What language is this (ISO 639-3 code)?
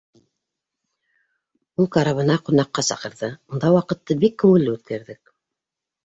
bak